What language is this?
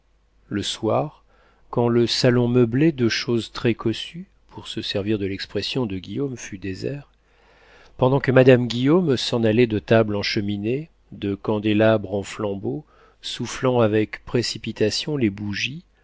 French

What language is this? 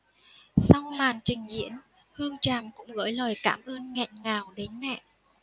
Vietnamese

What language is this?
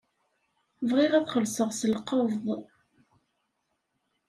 Kabyle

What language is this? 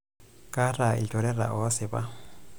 Masai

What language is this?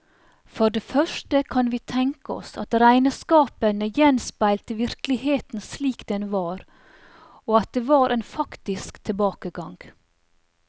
Norwegian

